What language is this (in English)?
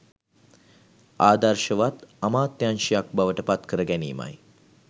Sinhala